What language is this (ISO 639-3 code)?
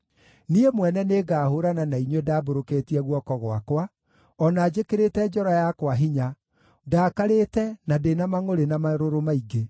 kik